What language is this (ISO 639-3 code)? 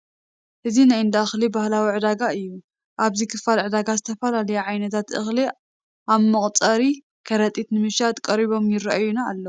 tir